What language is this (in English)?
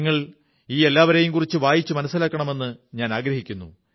Malayalam